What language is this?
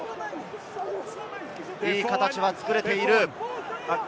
Japanese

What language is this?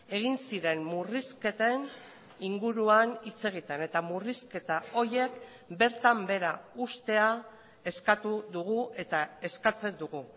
Basque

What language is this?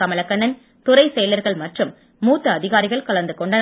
Tamil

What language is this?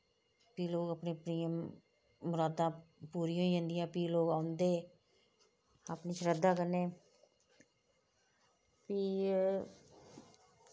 Dogri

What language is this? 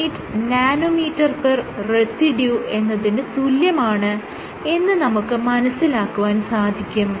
Malayalam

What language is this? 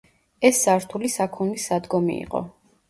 Georgian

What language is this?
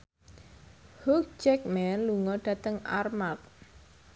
Javanese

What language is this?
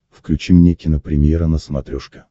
Russian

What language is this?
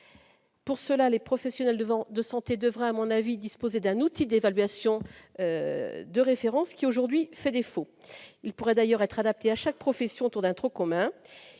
French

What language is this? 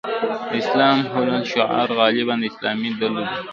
Pashto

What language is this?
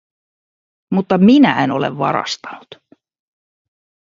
Finnish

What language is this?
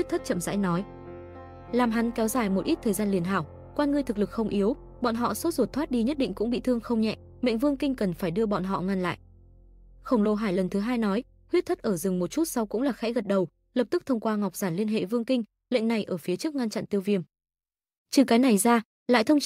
Vietnamese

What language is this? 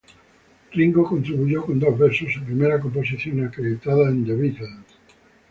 Spanish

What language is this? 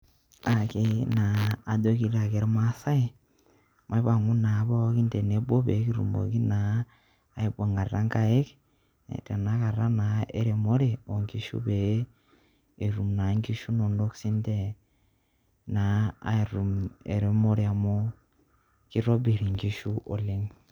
Masai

